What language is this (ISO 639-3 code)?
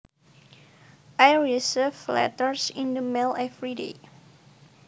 jav